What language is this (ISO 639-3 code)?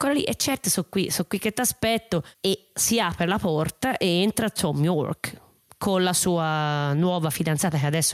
ita